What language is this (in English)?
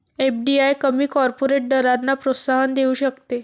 Marathi